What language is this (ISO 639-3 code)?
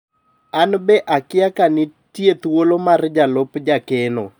luo